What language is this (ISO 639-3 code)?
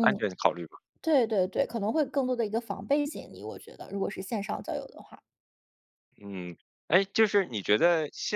zho